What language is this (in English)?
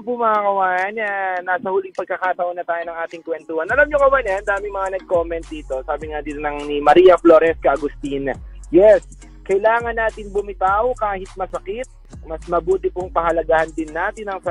Filipino